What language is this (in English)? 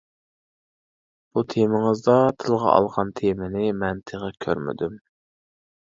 Uyghur